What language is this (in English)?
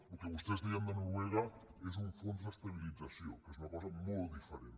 Catalan